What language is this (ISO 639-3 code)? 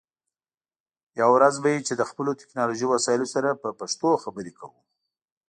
pus